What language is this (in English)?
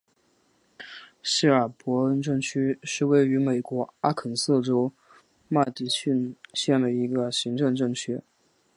Chinese